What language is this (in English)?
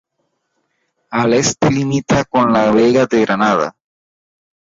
Spanish